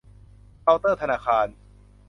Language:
Thai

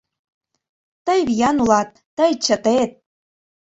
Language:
Mari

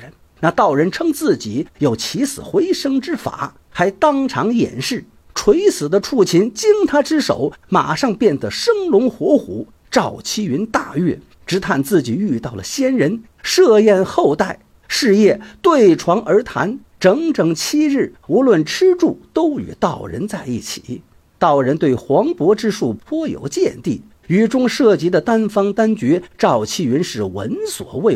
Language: Chinese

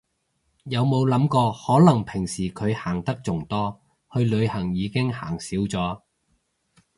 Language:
Cantonese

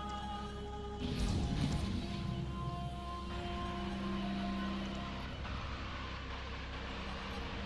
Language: German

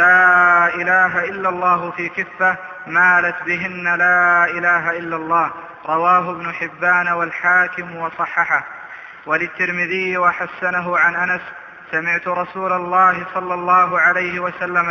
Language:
Arabic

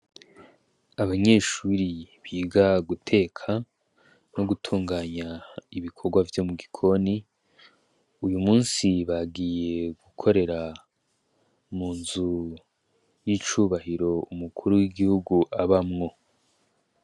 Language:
Rundi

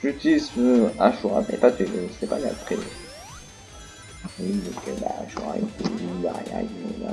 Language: French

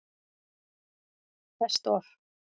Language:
Icelandic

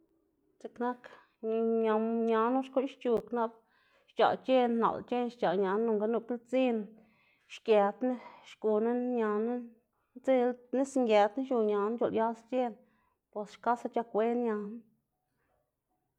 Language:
Xanaguía Zapotec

